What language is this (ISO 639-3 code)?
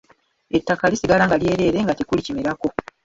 lug